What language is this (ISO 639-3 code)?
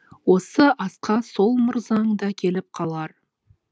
kaz